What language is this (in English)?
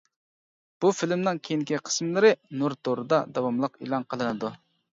Uyghur